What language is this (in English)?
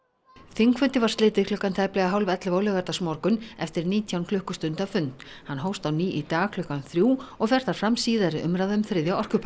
Icelandic